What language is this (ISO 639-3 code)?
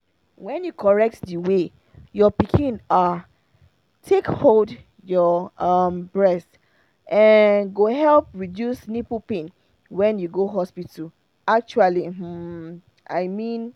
pcm